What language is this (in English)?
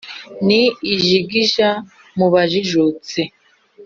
Kinyarwanda